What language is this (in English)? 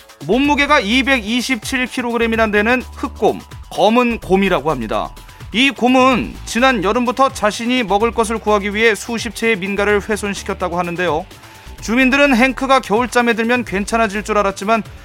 Korean